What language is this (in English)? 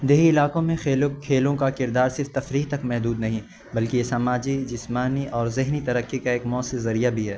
Urdu